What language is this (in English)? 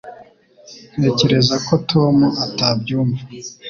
Kinyarwanda